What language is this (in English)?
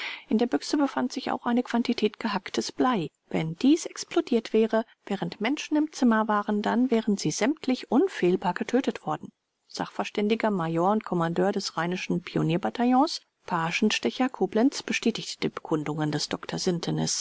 German